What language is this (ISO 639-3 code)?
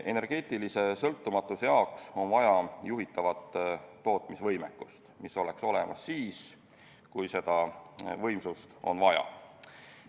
est